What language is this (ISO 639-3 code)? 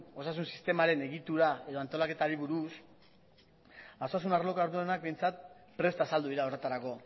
eus